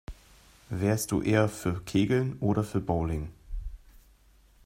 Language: German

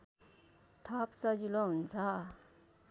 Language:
Nepali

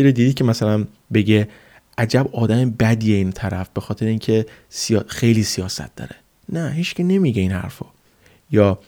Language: Persian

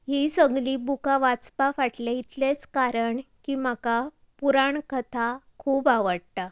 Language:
Konkani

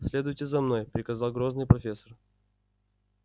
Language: Russian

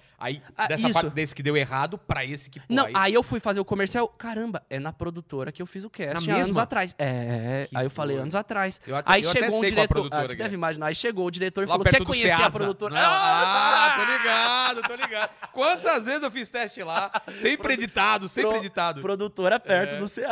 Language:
Portuguese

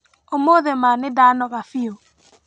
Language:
Kikuyu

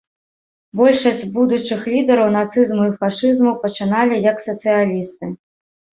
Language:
Belarusian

